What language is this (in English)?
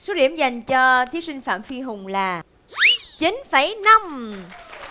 Vietnamese